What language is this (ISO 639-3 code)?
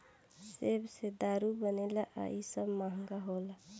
bho